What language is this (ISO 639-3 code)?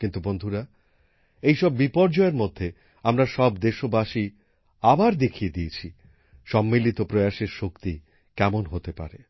ben